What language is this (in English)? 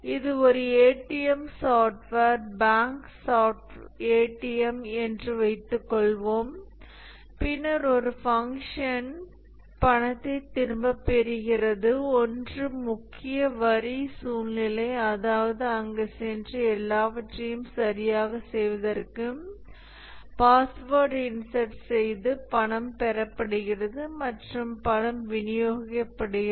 Tamil